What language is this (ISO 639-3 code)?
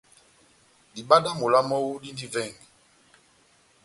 bnm